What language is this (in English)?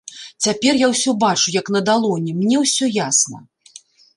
Belarusian